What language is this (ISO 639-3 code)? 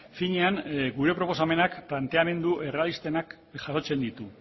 eus